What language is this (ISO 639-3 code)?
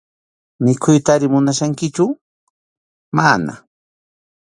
qxu